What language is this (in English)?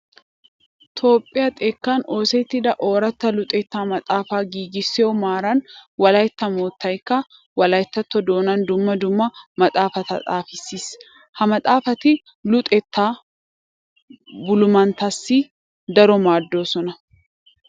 Wolaytta